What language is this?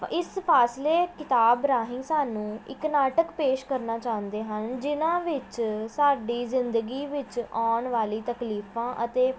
Punjabi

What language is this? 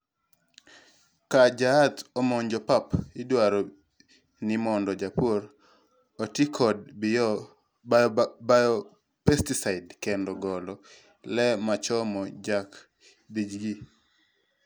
Luo (Kenya and Tanzania)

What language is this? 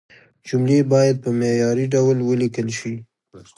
Pashto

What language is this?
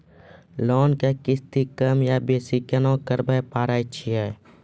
Maithili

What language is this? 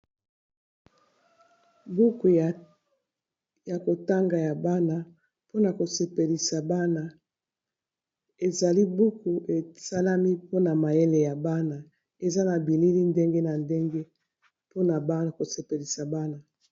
Lingala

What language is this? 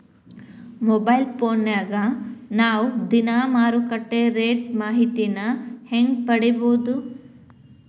Kannada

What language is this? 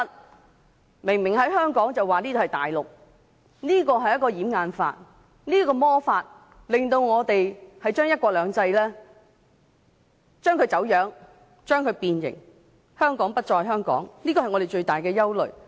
Cantonese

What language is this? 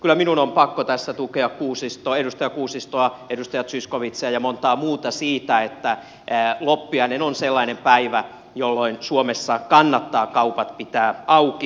Finnish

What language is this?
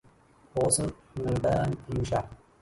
Arabic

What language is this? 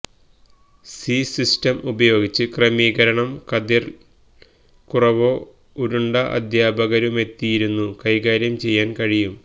Malayalam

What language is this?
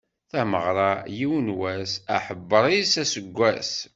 Kabyle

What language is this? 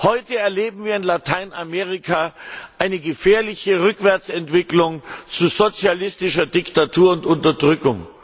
German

